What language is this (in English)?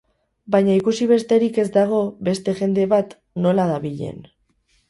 Basque